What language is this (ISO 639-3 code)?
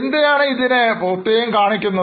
mal